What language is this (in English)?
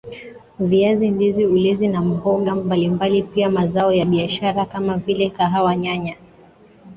Swahili